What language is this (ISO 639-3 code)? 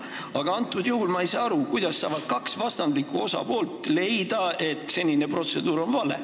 est